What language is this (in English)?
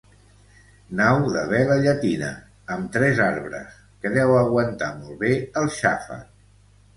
Catalan